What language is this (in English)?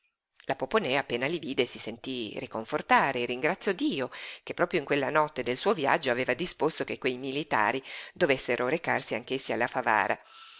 Italian